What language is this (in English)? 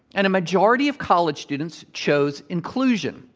English